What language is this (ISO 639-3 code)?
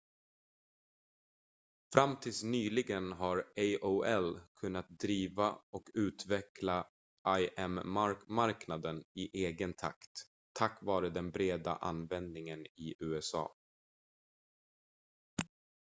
swe